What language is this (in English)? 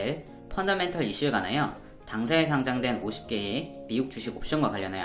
Korean